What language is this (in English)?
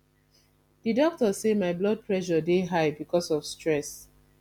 Nigerian Pidgin